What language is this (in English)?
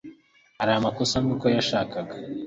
Kinyarwanda